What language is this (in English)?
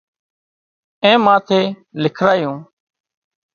Wadiyara Koli